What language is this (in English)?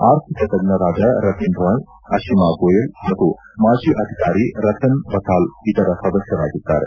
Kannada